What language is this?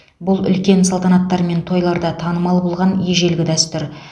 Kazakh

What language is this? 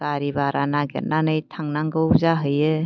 Bodo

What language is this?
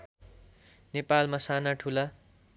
Nepali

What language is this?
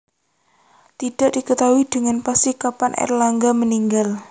Javanese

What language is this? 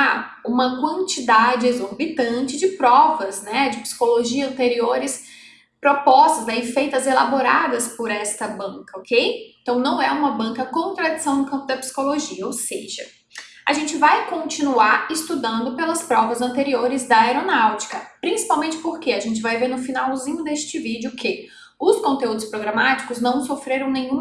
Portuguese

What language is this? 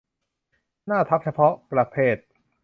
Thai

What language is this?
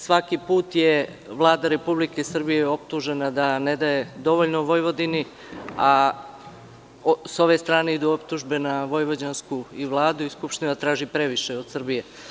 Serbian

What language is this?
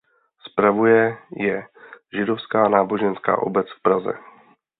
Czech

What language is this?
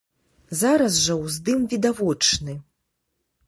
Belarusian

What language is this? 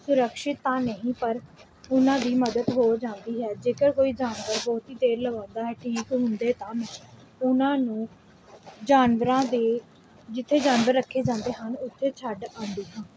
Punjabi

